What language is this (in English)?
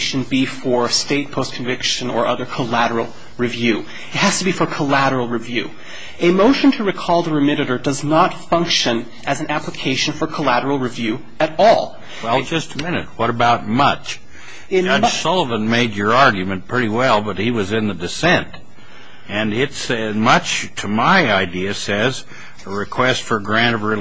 English